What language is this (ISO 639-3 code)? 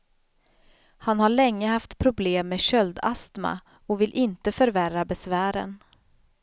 swe